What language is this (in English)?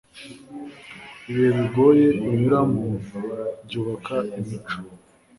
Kinyarwanda